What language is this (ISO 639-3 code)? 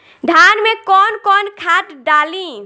bho